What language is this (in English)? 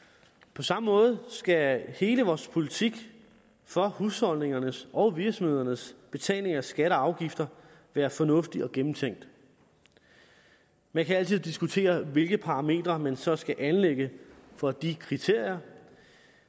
Danish